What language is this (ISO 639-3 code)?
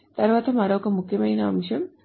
tel